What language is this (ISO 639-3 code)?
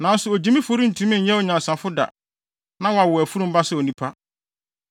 aka